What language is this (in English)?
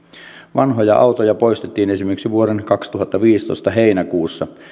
Finnish